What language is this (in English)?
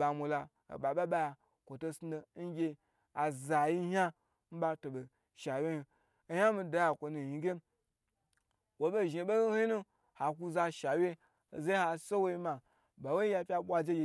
Gbagyi